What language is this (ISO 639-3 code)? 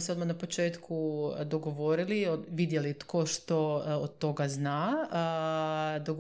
hrv